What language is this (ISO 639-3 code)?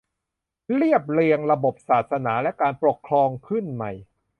tha